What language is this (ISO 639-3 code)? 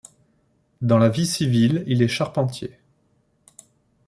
fra